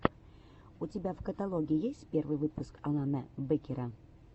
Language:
Russian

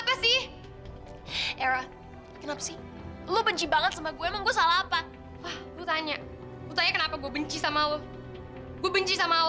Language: Indonesian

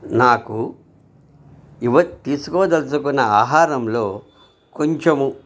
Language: Telugu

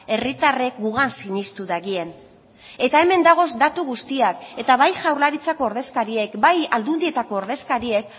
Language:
Basque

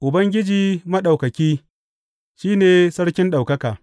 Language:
Hausa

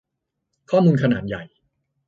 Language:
Thai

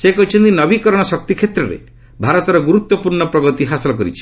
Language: Odia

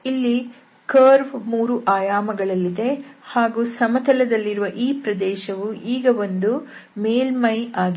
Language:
Kannada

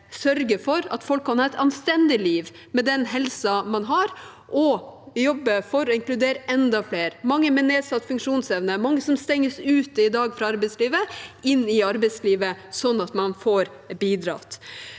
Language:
Norwegian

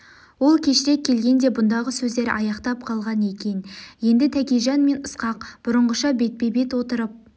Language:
Kazakh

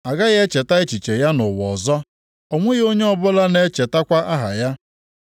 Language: Igbo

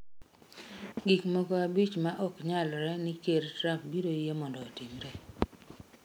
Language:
Luo (Kenya and Tanzania)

